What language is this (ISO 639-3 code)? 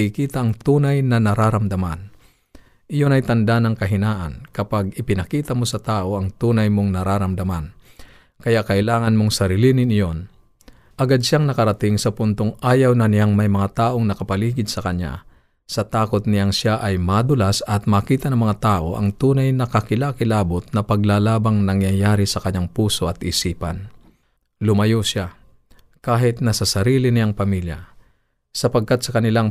fil